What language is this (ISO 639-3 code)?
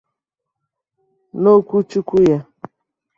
ibo